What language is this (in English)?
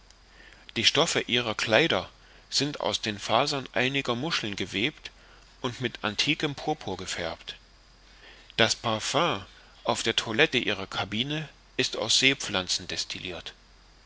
German